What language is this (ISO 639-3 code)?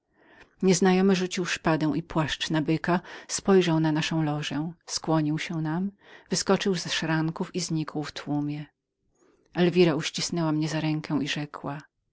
pol